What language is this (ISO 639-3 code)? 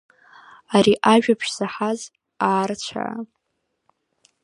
abk